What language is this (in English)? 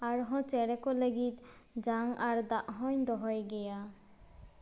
Santali